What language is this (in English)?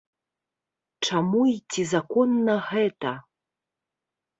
Belarusian